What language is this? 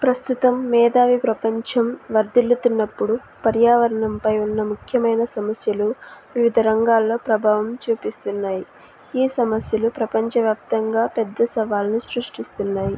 Telugu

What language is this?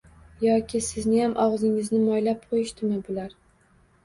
Uzbek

